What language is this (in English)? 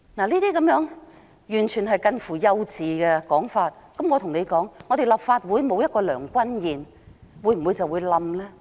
Cantonese